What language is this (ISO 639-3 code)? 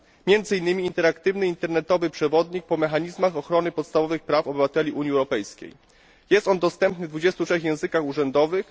pol